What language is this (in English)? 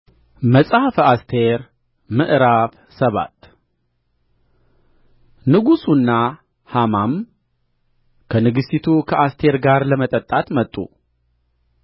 Amharic